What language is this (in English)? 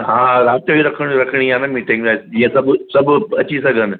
Sindhi